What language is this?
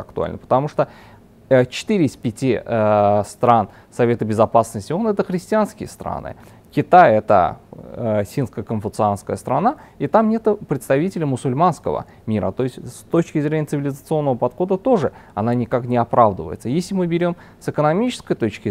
Russian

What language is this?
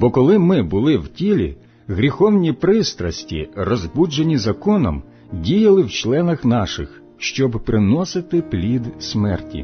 Ukrainian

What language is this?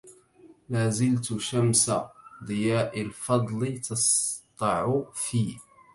Arabic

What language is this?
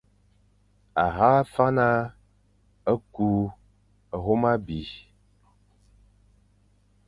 Fang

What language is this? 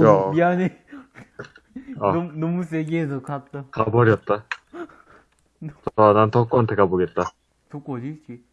Korean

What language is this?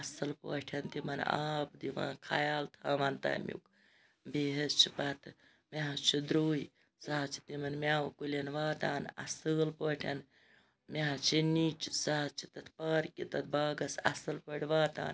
Kashmiri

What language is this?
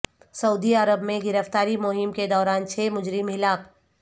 Urdu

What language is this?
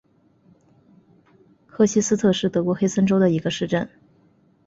Chinese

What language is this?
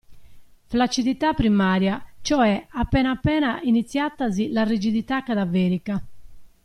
Italian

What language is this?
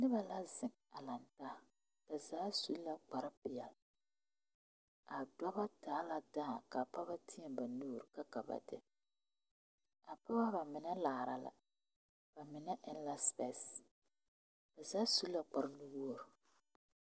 Southern Dagaare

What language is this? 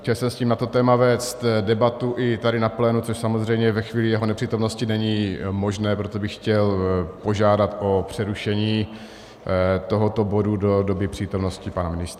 Czech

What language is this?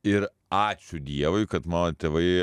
Lithuanian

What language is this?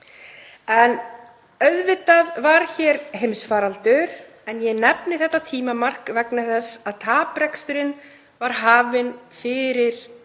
Icelandic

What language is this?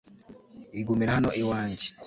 Kinyarwanda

